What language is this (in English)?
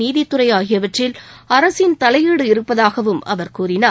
Tamil